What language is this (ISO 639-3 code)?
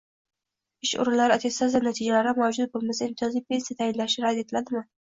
uzb